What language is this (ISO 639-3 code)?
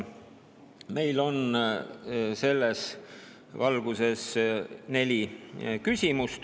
est